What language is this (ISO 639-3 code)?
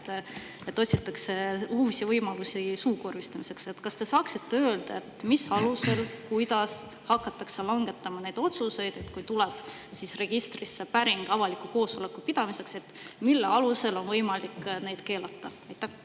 est